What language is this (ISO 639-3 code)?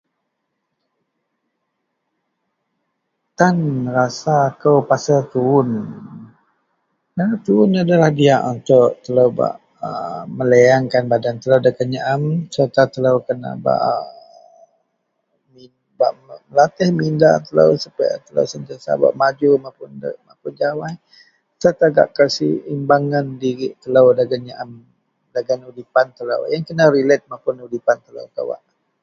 mel